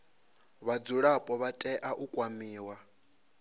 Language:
Venda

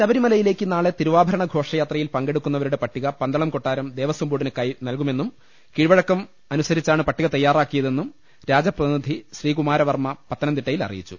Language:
Malayalam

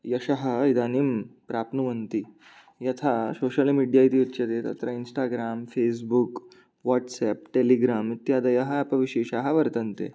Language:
Sanskrit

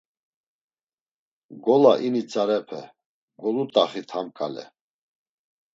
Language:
Laz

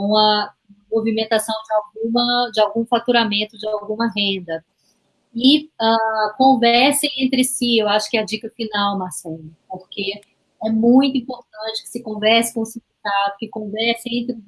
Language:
Portuguese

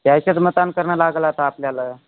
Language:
Marathi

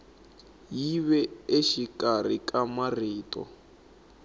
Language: Tsonga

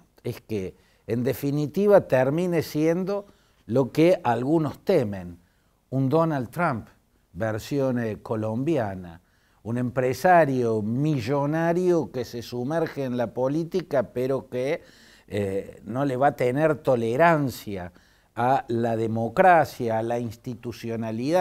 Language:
Spanish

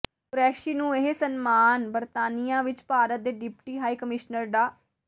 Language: Punjabi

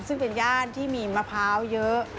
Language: Thai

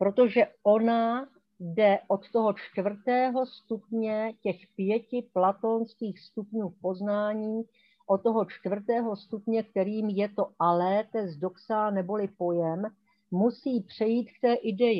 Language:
Czech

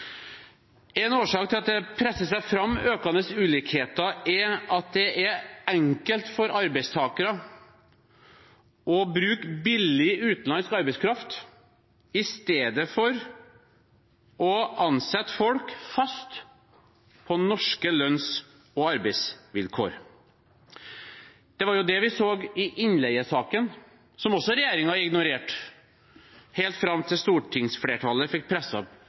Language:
Norwegian Bokmål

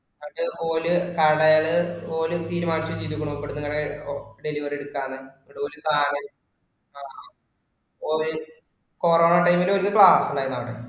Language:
Malayalam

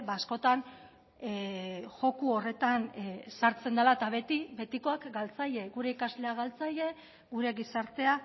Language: Basque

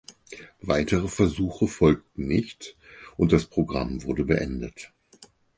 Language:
German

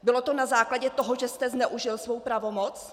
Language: Czech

